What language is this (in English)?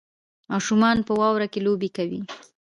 Pashto